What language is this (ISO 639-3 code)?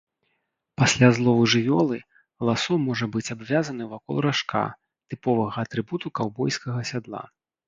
bel